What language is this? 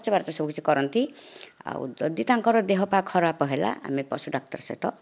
Odia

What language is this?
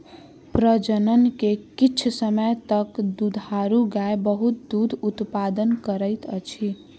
Maithili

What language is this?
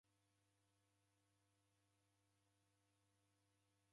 Taita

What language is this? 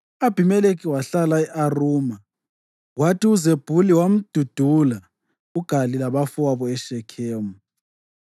North Ndebele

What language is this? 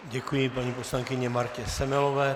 Czech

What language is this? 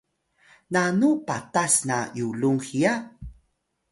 Atayal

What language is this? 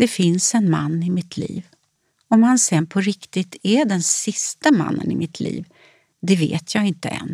Swedish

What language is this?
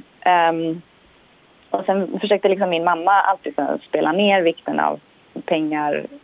Swedish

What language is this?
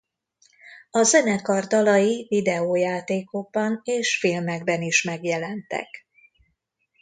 Hungarian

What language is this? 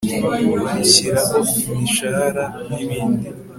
Kinyarwanda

